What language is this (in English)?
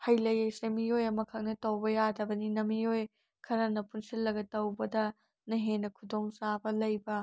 Manipuri